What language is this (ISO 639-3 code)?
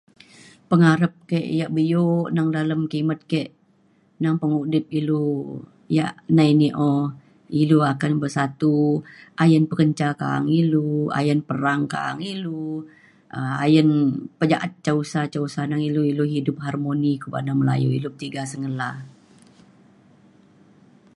xkl